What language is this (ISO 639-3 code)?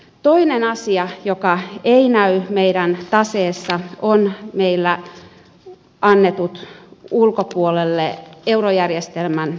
fin